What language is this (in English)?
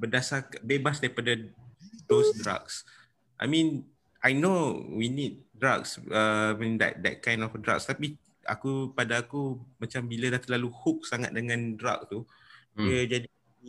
Malay